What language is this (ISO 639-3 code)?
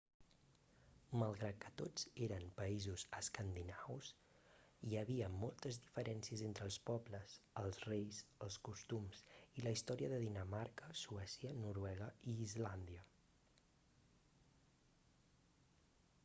cat